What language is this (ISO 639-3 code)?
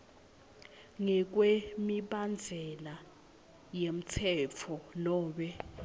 ssw